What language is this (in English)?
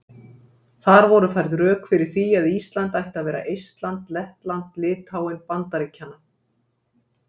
Icelandic